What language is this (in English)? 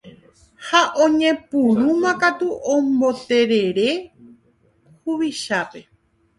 Guarani